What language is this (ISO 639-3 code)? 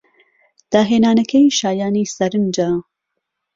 ckb